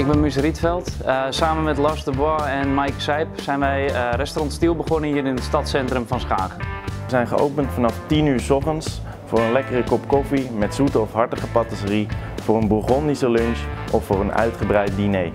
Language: Dutch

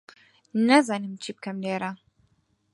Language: Central Kurdish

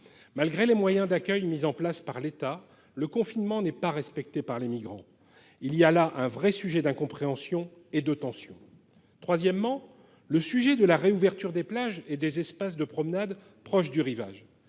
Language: French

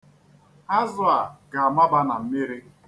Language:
Igbo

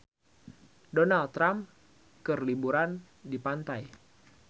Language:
Sundanese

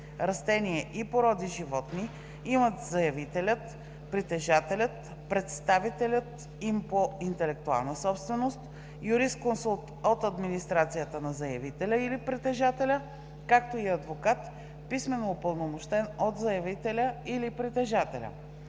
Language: Bulgarian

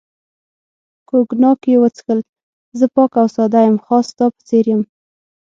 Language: Pashto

